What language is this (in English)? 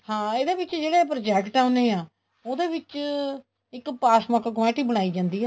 Punjabi